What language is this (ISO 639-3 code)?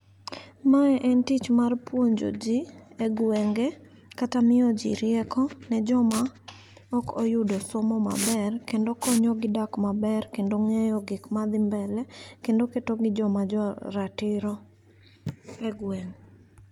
luo